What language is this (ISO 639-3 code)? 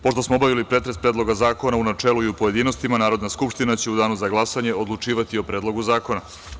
srp